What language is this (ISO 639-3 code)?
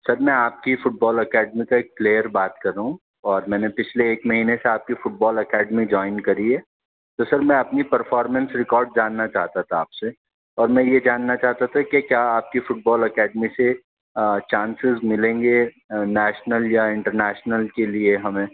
urd